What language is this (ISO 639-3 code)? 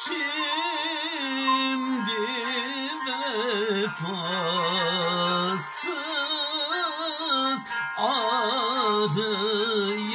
tur